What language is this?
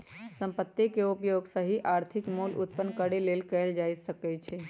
Magahi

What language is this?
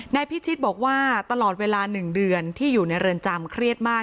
Thai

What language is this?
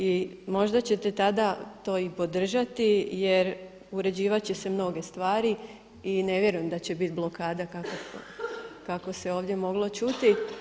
Croatian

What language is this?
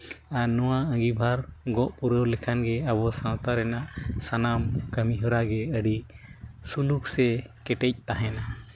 Santali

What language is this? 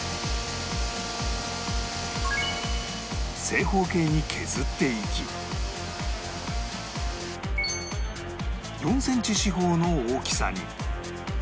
Japanese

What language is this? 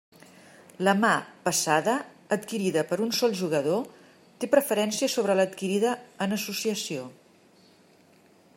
Catalan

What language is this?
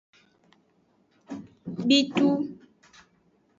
Aja (Benin)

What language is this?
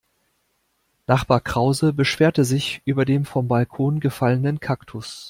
German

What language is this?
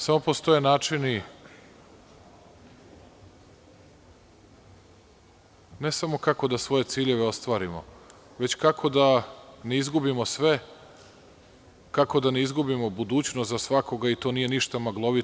Serbian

